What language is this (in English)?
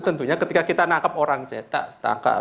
Indonesian